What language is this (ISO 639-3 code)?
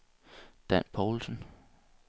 dan